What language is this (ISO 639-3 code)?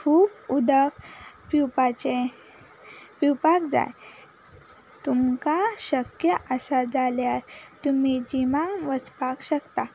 kok